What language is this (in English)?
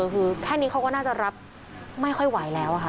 Thai